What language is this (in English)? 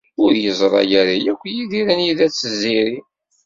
Kabyle